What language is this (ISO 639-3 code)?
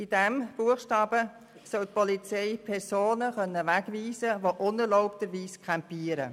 gsw